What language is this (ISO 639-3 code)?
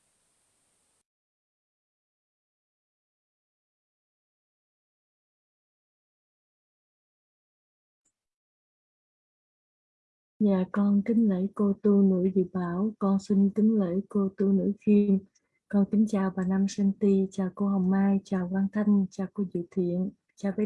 vie